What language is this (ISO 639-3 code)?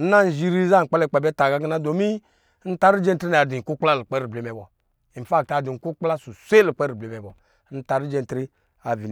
mgi